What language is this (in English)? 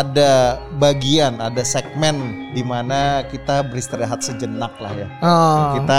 Indonesian